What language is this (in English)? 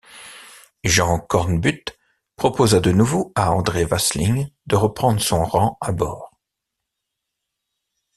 French